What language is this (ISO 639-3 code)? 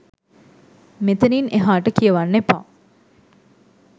sin